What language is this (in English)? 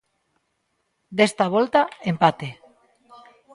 Galician